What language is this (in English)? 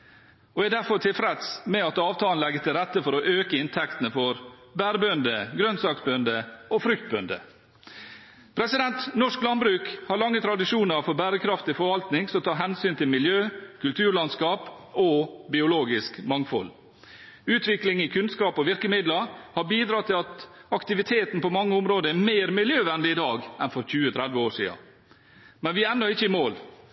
Norwegian Bokmål